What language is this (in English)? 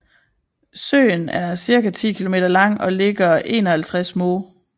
Danish